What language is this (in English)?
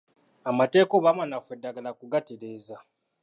Ganda